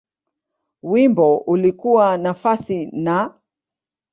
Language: Swahili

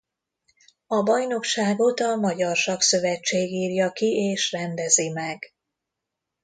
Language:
Hungarian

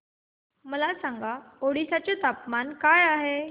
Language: Marathi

